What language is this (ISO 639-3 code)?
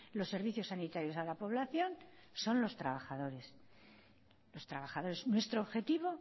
spa